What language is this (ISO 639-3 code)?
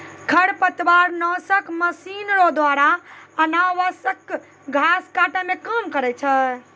mai